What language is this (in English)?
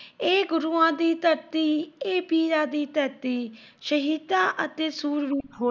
Punjabi